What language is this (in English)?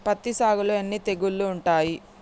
Telugu